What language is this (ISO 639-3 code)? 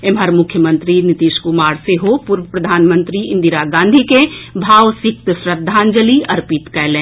mai